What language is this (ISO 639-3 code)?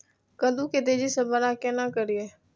mai